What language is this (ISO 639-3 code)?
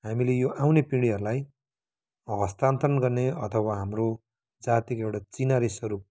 nep